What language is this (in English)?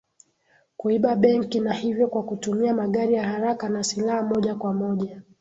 Swahili